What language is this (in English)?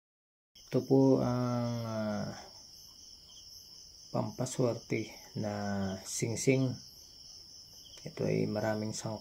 Filipino